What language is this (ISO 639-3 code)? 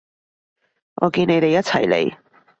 yue